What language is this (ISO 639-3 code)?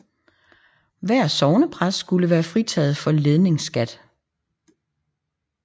dan